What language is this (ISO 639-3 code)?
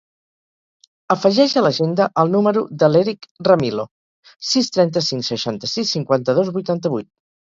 cat